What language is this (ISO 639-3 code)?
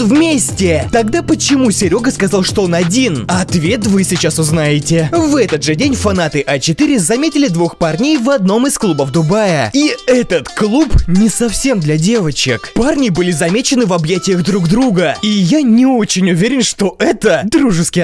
rus